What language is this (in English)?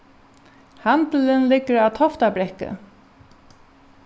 Faroese